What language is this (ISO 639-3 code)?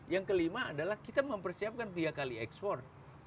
ind